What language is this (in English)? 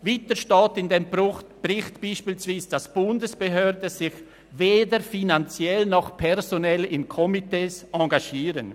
Swiss German